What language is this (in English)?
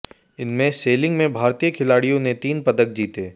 Hindi